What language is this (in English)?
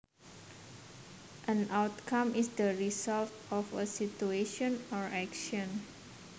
Javanese